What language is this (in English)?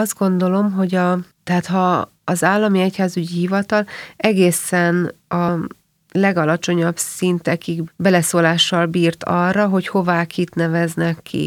Hungarian